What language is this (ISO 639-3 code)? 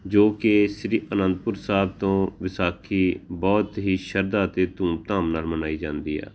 pan